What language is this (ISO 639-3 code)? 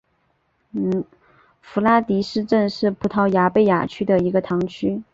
zho